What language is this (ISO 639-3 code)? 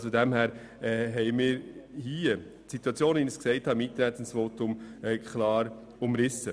gsw